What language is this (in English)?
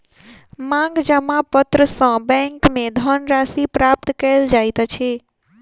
Maithili